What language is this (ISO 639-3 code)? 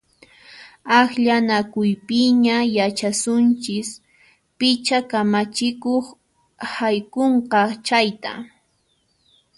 qxp